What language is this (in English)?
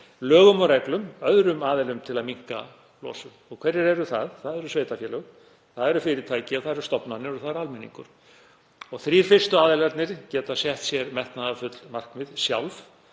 Icelandic